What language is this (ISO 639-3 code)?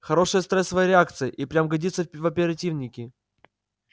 rus